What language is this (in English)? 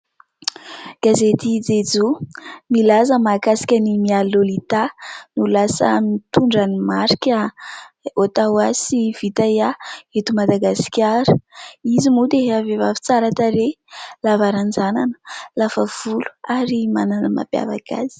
Malagasy